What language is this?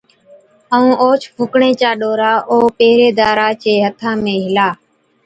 Od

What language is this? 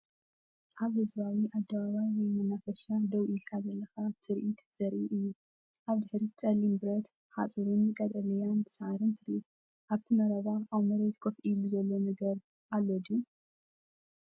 Tigrinya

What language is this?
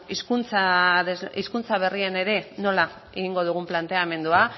Basque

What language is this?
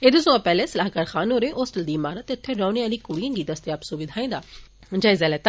Dogri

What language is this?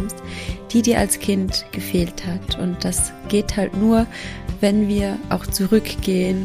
German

